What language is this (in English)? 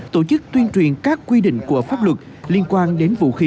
Vietnamese